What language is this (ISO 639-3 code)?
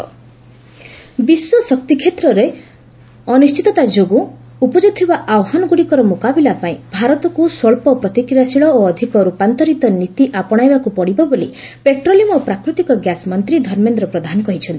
ori